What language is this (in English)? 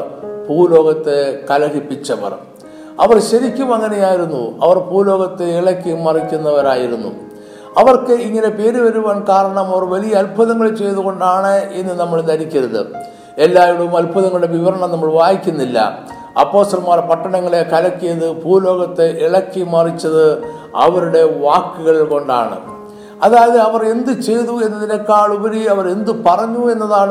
Malayalam